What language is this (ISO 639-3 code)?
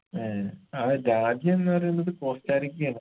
mal